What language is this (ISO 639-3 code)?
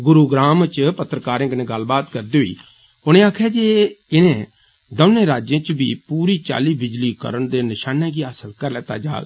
doi